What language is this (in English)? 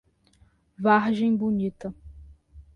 Portuguese